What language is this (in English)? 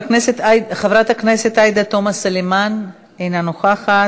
Hebrew